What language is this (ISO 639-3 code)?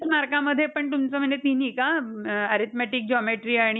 mar